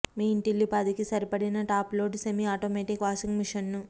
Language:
Telugu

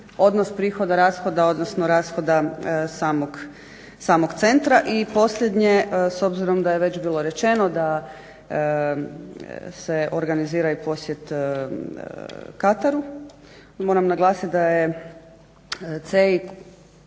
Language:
Croatian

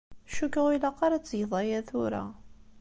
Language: Kabyle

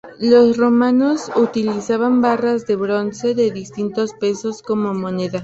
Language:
Spanish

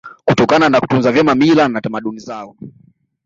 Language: Swahili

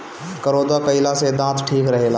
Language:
Bhojpuri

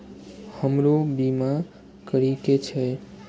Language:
Maithili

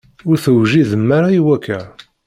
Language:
Kabyle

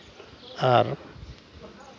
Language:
Santali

